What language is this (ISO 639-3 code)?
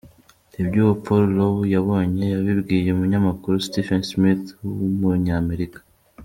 kin